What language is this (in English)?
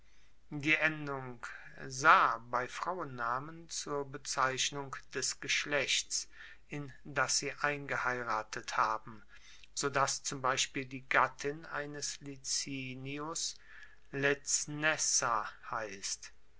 German